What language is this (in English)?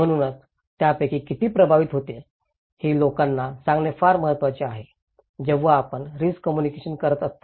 Marathi